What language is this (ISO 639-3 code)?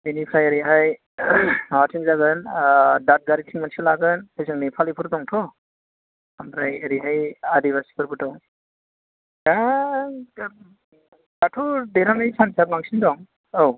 brx